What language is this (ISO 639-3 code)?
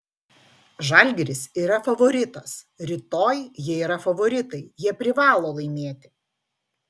lit